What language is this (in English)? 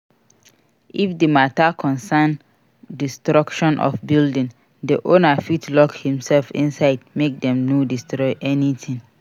Nigerian Pidgin